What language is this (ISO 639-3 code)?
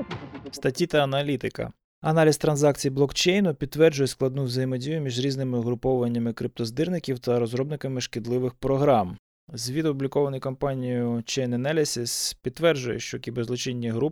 ukr